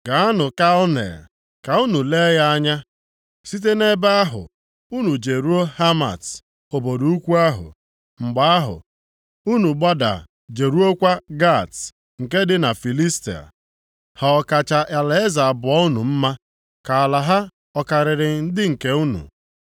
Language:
Igbo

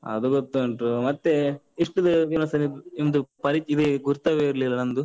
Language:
Kannada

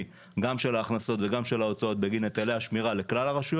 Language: Hebrew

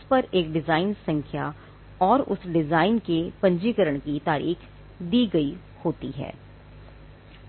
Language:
Hindi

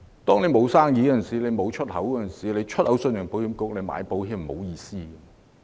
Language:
Cantonese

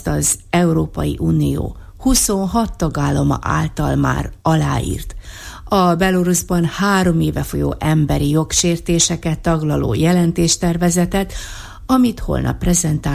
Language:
Hungarian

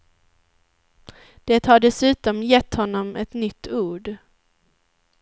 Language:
Swedish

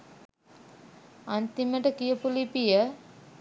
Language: Sinhala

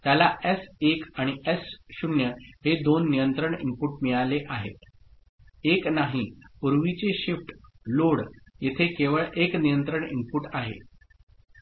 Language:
Marathi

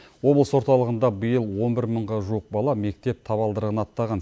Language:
Kazakh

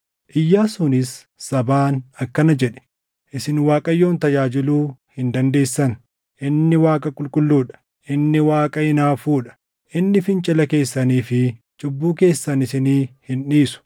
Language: Oromo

